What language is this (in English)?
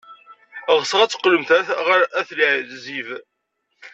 Kabyle